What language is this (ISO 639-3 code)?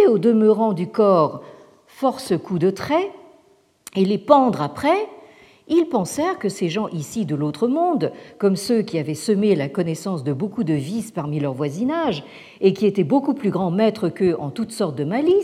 fra